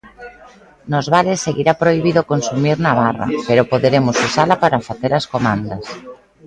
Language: Galician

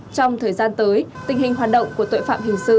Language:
Vietnamese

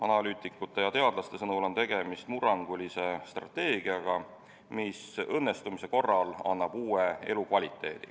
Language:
Estonian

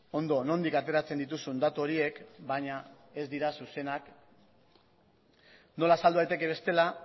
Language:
Basque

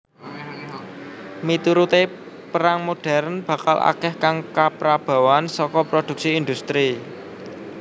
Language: Javanese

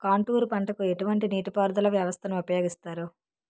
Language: Telugu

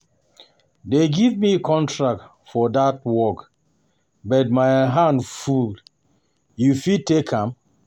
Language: Nigerian Pidgin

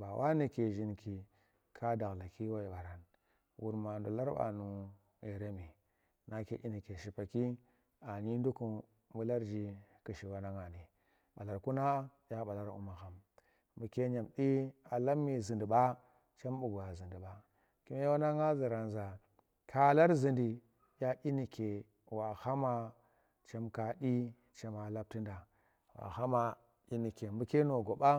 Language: Tera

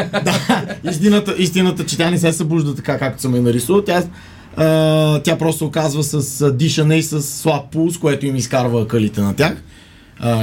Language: Bulgarian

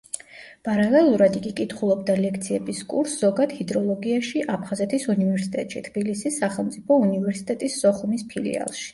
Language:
Georgian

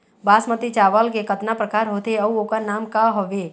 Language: Chhattisgarhi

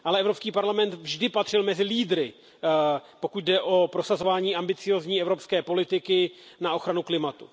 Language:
Czech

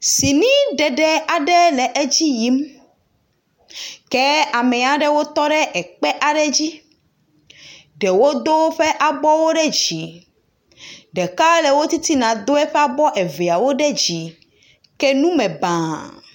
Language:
Ewe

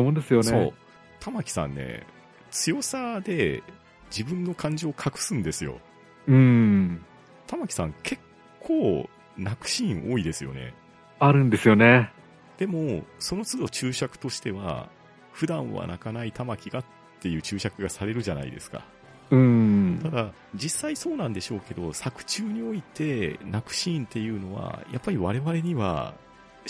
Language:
Japanese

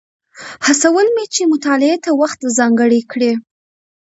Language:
Pashto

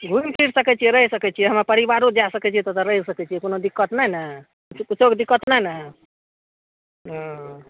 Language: Maithili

